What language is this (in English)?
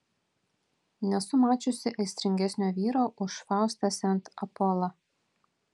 Lithuanian